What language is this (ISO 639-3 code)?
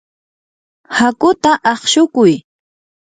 qur